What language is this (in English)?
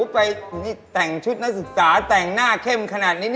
Thai